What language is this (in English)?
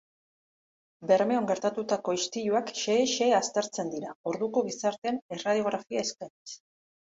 Basque